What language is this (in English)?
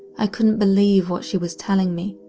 English